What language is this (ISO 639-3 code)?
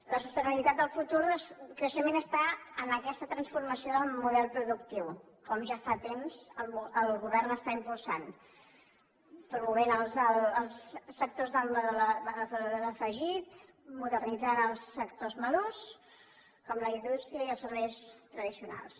cat